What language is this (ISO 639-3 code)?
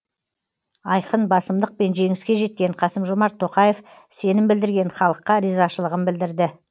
kaz